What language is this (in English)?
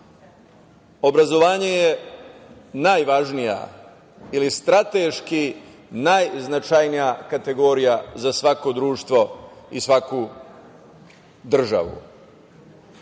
Serbian